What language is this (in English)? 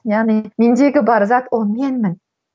Kazakh